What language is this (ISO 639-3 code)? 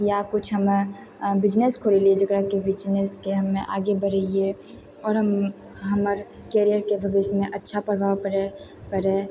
mai